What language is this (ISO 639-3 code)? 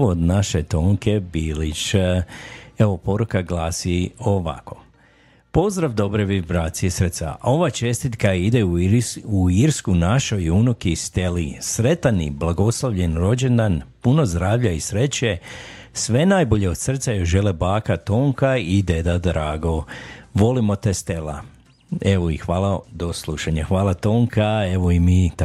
hrv